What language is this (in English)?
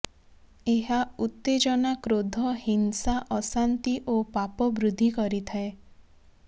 Odia